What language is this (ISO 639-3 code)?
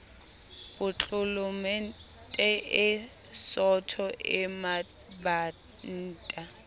sot